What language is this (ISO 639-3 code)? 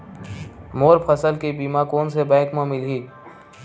hne